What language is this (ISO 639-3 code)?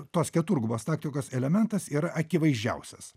lit